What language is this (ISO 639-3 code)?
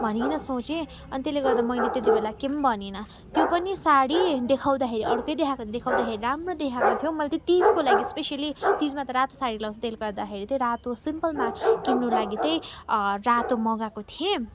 nep